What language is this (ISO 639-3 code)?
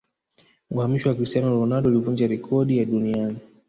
swa